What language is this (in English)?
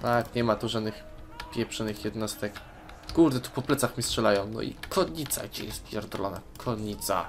Polish